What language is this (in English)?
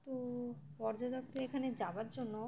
Bangla